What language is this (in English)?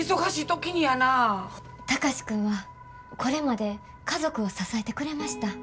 Japanese